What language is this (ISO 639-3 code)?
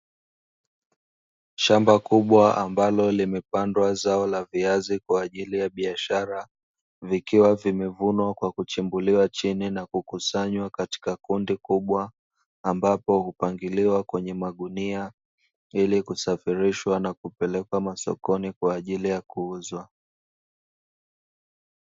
swa